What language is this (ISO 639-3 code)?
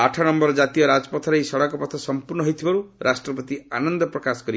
ori